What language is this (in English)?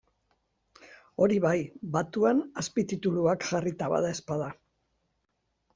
Basque